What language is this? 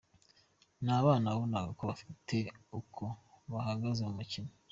Kinyarwanda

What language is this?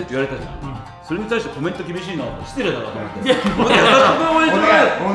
Japanese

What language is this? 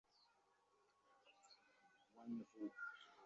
Bangla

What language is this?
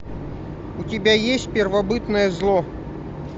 Russian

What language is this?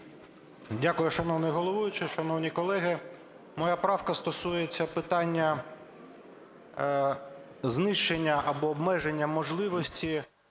Ukrainian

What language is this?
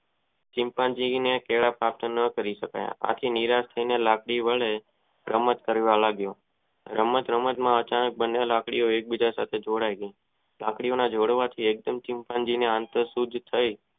Gujarati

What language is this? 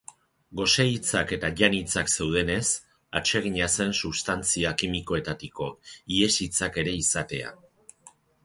Basque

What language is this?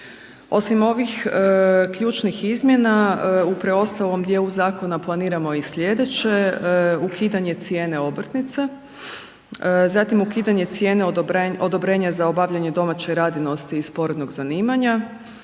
Croatian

